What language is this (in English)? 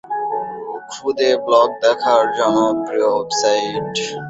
Bangla